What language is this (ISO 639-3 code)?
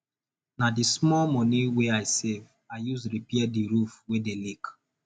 pcm